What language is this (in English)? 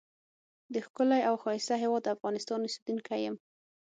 Pashto